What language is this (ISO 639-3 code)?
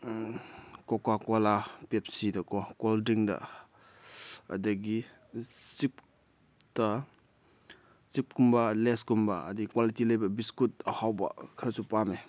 mni